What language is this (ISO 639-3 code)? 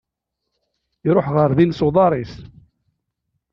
kab